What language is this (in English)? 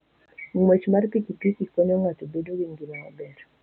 Luo (Kenya and Tanzania)